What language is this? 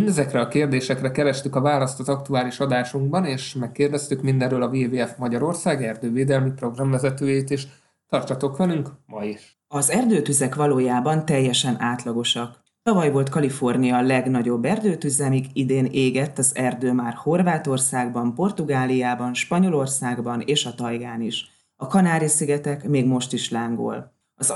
Hungarian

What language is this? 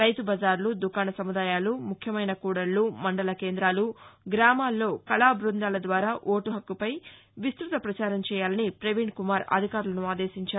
Telugu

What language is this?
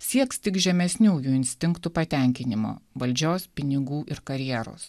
Lithuanian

